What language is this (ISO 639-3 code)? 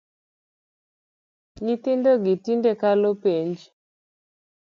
luo